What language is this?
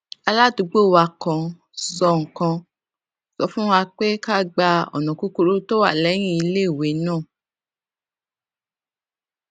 Yoruba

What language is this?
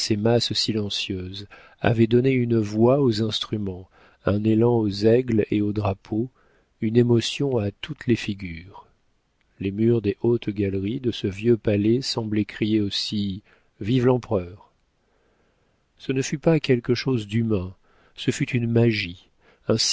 French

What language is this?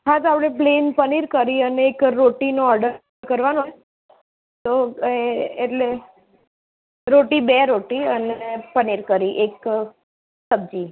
Gujarati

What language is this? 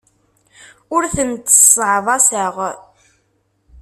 Kabyle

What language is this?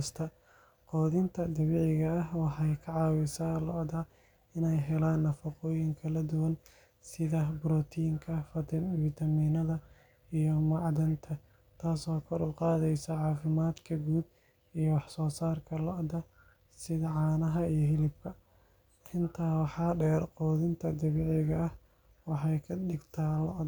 Somali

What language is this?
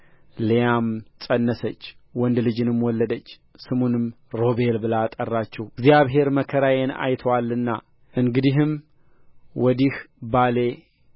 Amharic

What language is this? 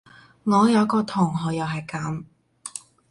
Cantonese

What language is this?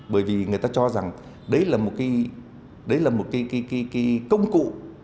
Vietnamese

